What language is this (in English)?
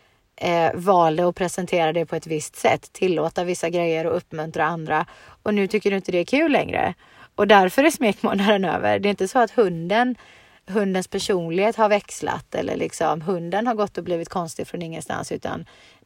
Swedish